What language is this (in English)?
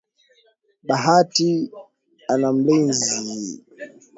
Swahili